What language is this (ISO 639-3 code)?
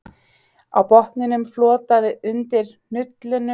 isl